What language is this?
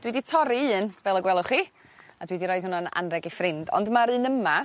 Welsh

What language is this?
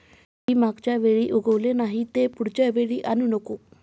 Marathi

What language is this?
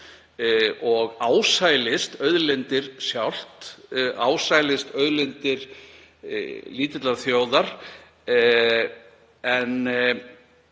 Icelandic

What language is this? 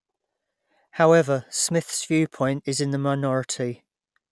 English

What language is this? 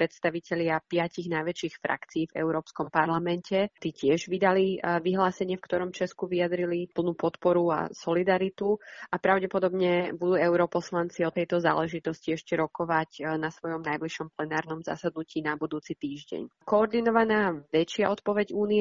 Slovak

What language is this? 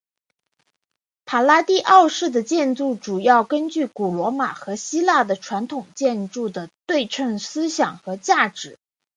Chinese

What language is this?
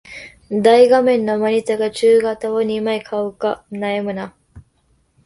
Japanese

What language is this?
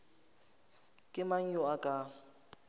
Northern Sotho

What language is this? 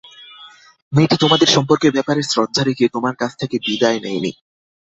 Bangla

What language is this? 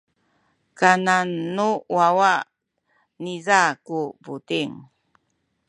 Sakizaya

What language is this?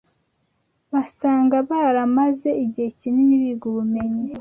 Kinyarwanda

